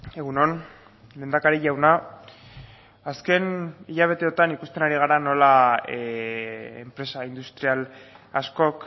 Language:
Basque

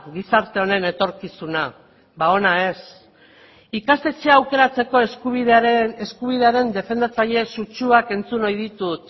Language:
Basque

